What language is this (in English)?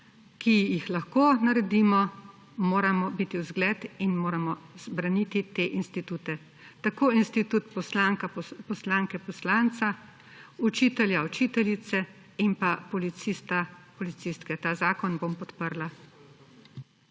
Slovenian